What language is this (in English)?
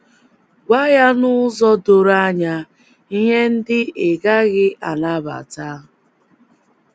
Igbo